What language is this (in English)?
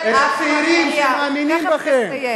Hebrew